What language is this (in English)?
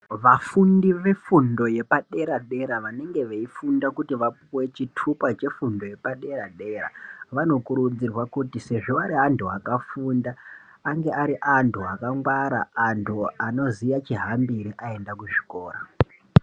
Ndau